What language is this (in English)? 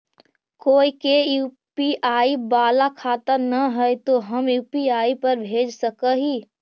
Magahi